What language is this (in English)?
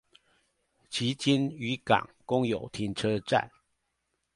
Chinese